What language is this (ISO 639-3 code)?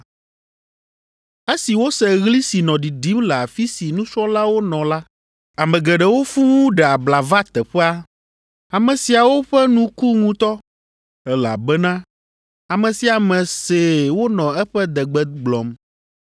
ewe